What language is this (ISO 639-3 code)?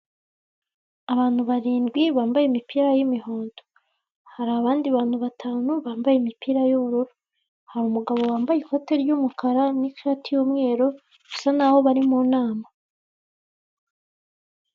kin